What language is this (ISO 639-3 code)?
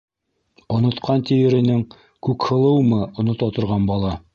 bak